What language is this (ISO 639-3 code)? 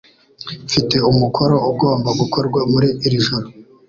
kin